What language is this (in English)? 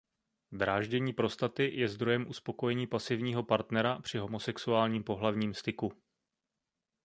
Czech